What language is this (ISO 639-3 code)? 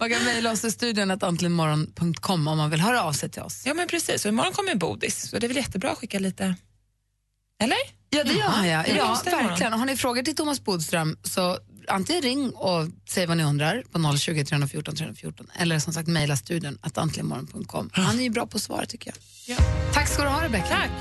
swe